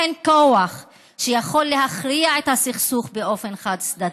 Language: Hebrew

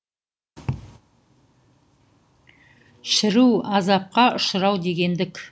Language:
Kazakh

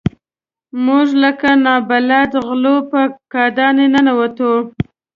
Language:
Pashto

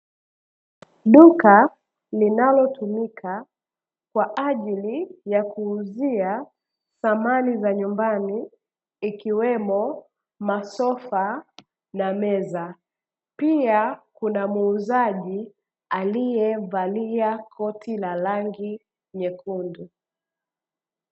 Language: Swahili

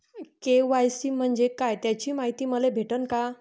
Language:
Marathi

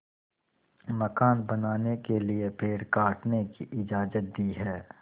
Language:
Hindi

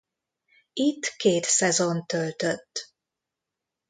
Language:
Hungarian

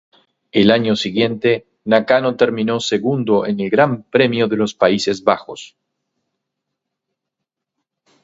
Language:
Spanish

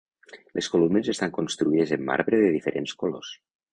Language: Catalan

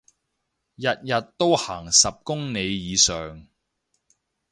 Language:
Cantonese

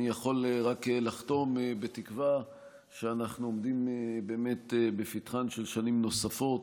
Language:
Hebrew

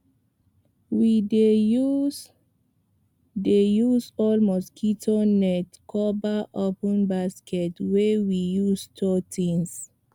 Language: Nigerian Pidgin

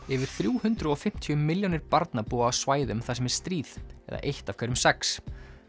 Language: Icelandic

